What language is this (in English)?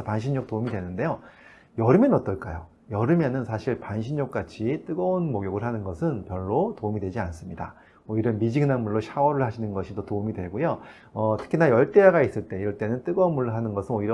Korean